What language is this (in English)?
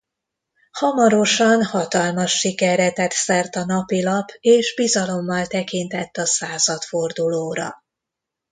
Hungarian